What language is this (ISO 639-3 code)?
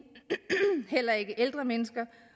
dan